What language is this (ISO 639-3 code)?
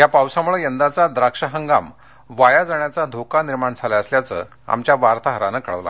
mar